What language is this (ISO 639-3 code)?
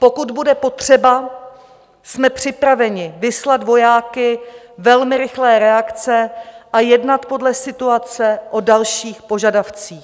ces